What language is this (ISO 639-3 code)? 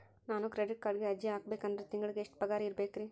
kan